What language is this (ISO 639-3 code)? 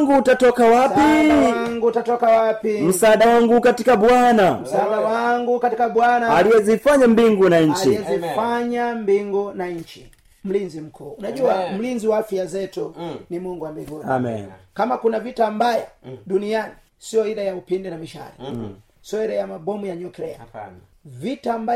swa